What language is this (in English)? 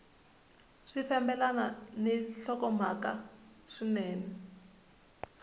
Tsonga